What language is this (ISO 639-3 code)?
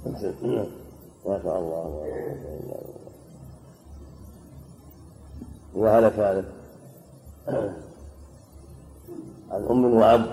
ara